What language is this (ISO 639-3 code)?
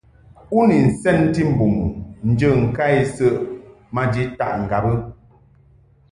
mhk